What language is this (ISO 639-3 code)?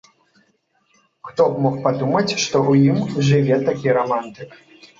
bel